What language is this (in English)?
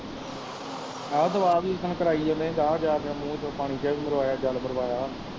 Punjabi